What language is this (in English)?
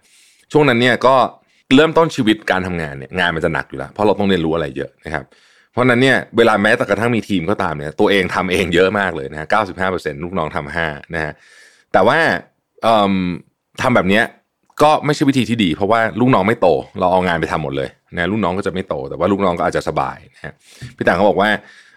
Thai